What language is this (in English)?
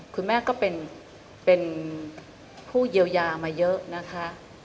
Thai